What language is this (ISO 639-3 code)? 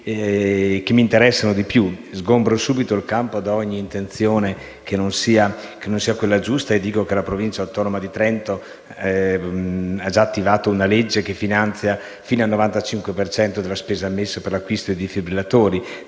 ita